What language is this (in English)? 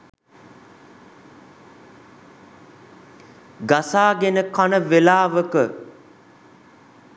Sinhala